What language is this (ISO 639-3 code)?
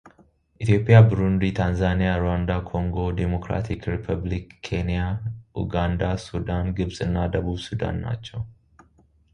amh